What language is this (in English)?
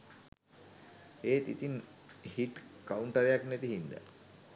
Sinhala